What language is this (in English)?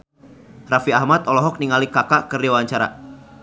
Sundanese